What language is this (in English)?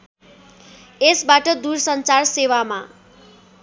Nepali